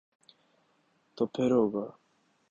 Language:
Urdu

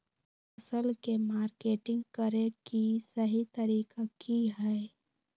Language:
Magahi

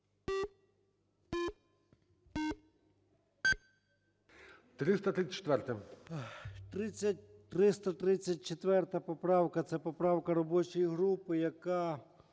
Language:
Ukrainian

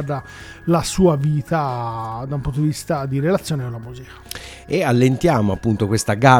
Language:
Italian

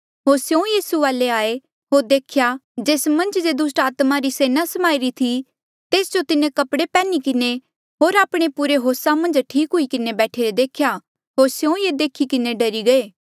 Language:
Mandeali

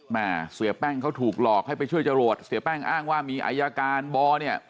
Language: Thai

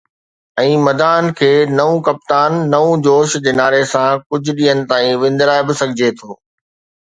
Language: Sindhi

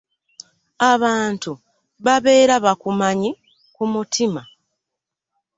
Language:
Ganda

